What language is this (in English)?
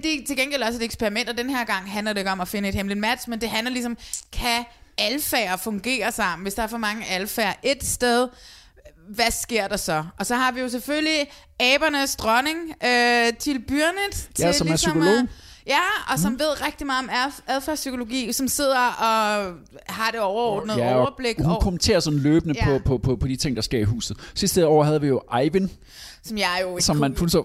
Danish